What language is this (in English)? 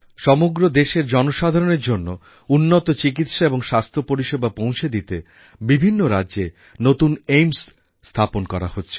Bangla